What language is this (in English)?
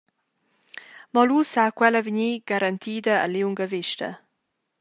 Romansh